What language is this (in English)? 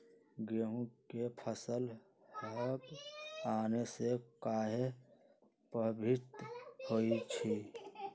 Magahi